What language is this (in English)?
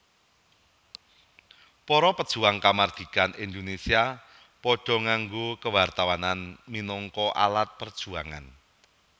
Javanese